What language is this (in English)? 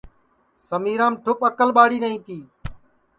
Sansi